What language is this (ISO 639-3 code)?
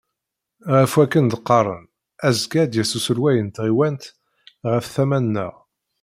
kab